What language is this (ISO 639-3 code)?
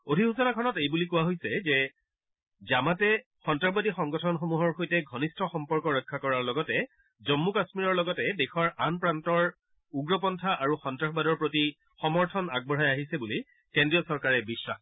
asm